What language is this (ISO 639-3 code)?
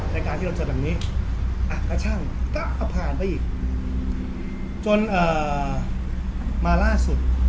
tha